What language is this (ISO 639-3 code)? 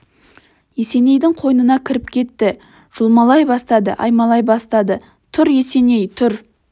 kaz